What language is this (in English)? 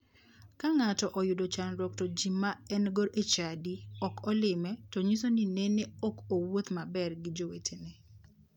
Luo (Kenya and Tanzania)